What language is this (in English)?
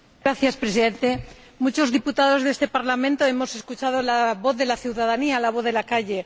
Spanish